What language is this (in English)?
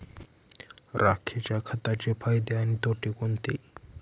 Marathi